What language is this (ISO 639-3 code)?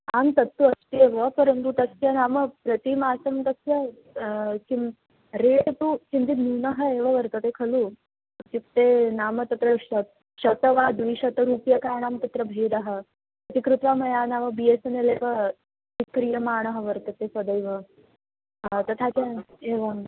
san